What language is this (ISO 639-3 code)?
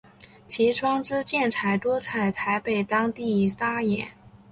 zho